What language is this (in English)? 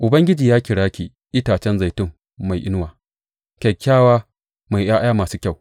Hausa